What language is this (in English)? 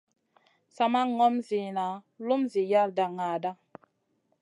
Masana